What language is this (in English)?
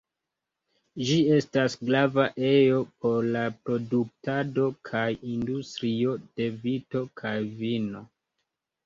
Esperanto